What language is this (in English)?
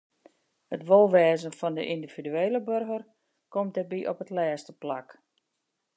Western Frisian